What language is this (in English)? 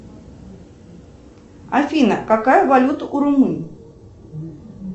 Russian